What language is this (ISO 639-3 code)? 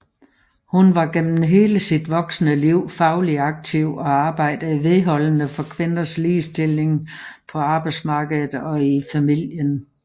dan